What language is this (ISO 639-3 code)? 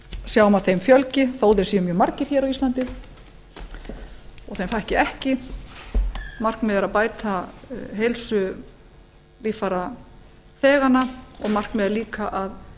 isl